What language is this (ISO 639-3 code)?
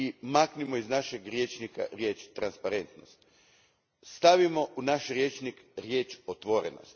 hrv